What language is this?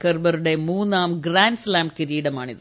Malayalam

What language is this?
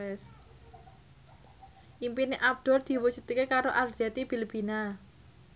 Javanese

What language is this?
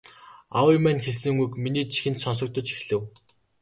Mongolian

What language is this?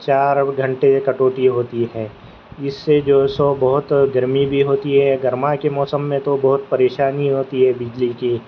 Urdu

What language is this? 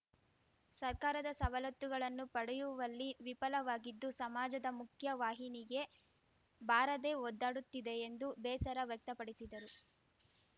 Kannada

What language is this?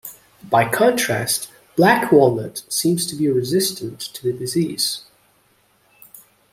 English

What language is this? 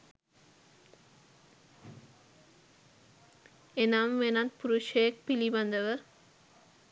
Sinhala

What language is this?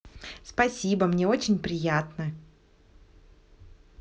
Russian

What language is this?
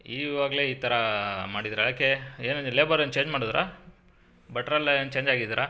Kannada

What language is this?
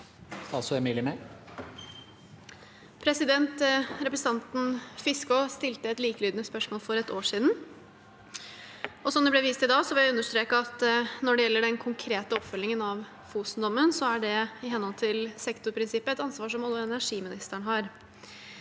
Norwegian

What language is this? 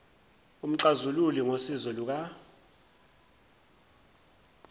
Zulu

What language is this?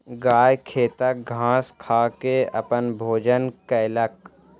Maithili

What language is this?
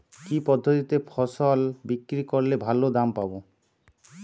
Bangla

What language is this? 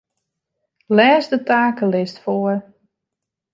Western Frisian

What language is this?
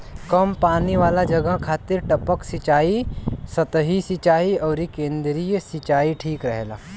Bhojpuri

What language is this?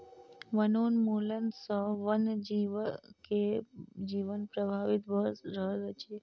Maithili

